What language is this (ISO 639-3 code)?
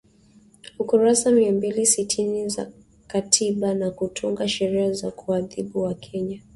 swa